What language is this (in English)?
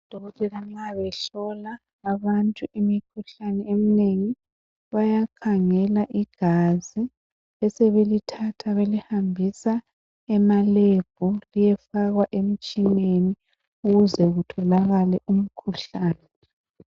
North Ndebele